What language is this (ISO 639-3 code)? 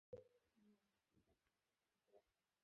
ben